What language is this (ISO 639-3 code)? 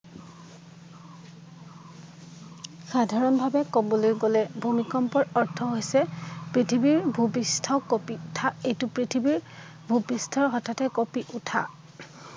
asm